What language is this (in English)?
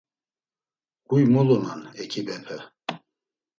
Laz